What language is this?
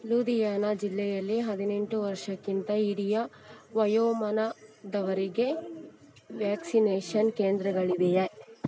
Kannada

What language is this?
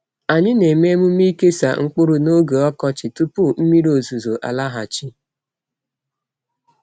Igbo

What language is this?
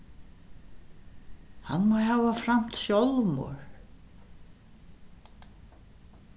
Faroese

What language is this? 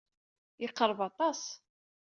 Kabyle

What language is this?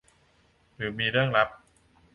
Thai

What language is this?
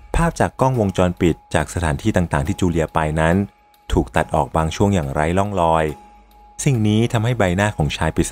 Thai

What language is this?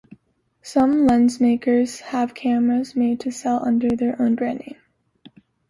English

